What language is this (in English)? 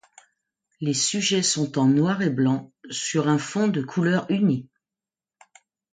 French